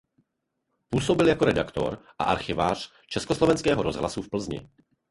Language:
Czech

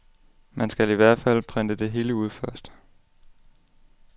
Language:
Danish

